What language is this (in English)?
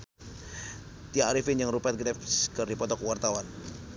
Sundanese